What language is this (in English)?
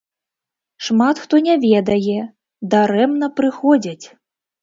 Belarusian